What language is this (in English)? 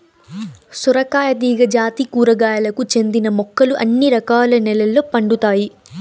Telugu